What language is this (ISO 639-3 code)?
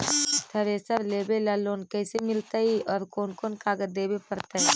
mag